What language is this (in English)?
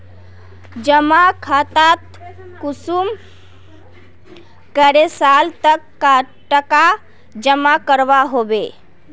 Magahi